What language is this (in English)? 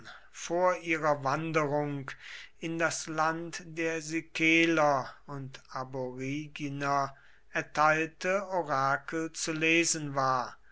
German